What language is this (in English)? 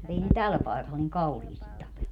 Finnish